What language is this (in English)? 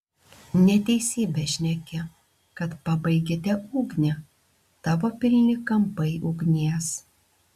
Lithuanian